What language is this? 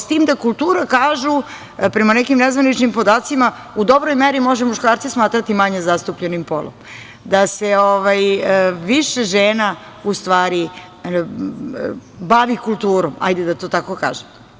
Serbian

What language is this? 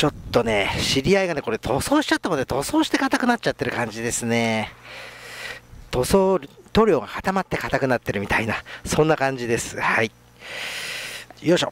Japanese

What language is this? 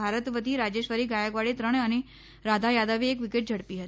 Gujarati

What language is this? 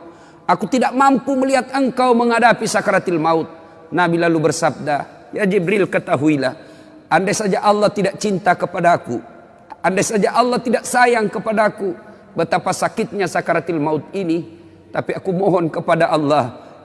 Indonesian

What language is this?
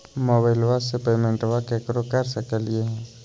Magahi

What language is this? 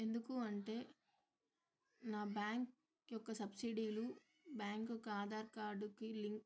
Telugu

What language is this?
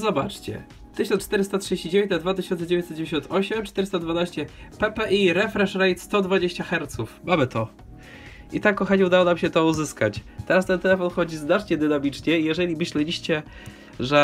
Polish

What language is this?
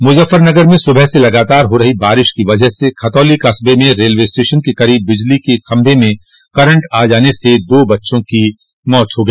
Hindi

